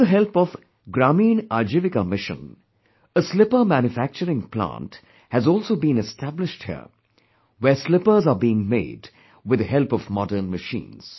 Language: English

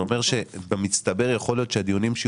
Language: Hebrew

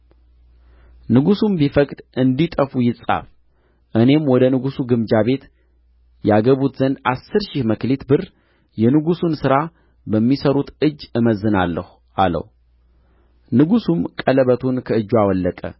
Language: Amharic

